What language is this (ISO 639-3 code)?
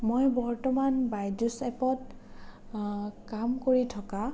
asm